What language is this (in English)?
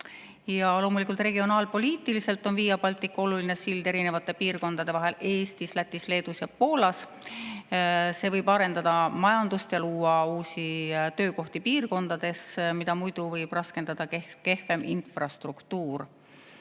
Estonian